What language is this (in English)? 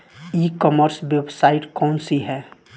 Bhojpuri